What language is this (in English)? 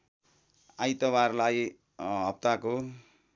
Nepali